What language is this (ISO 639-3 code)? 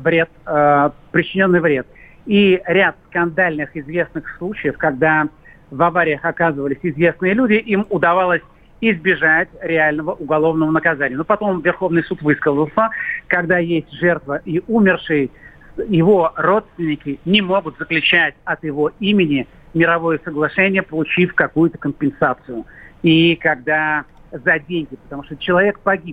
rus